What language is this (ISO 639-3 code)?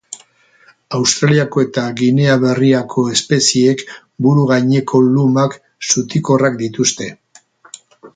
eus